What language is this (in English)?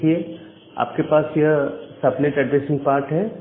Hindi